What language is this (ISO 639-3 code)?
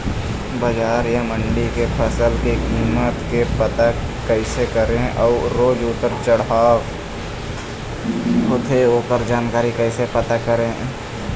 hne